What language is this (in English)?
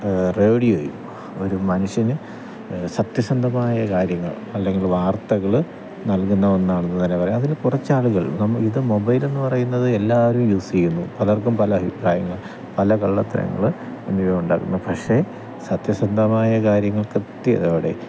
Malayalam